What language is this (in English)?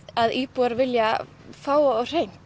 Icelandic